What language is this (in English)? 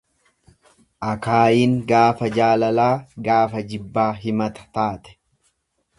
Oromo